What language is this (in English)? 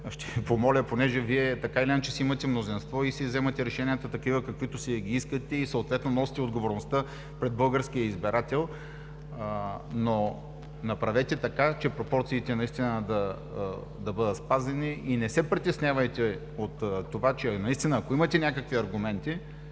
Bulgarian